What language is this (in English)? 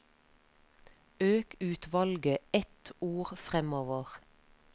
Norwegian